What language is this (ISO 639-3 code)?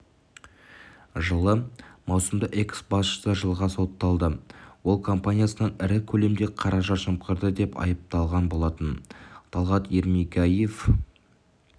kaz